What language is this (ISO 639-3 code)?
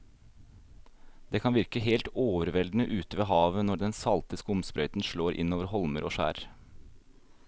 nor